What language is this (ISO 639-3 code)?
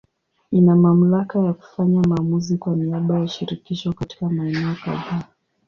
swa